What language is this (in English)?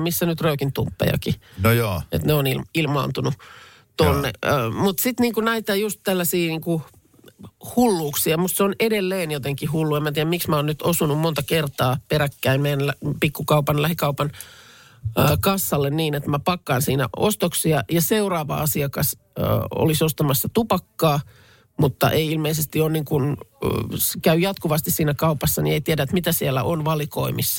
Finnish